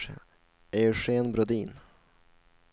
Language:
Swedish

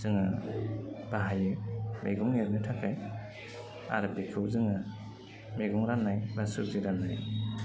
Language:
Bodo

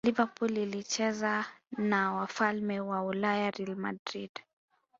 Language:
Swahili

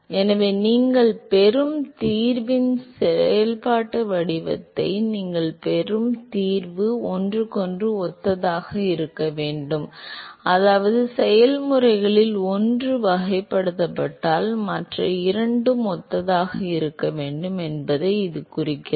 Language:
Tamil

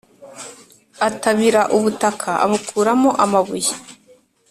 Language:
Kinyarwanda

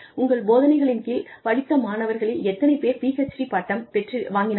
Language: Tamil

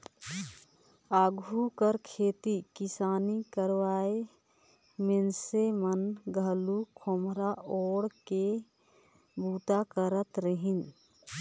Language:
Chhattisgarhi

